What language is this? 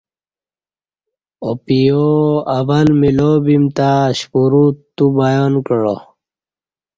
Kati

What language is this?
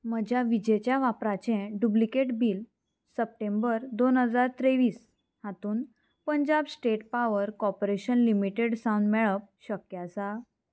Konkani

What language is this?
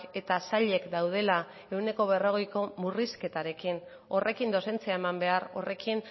Basque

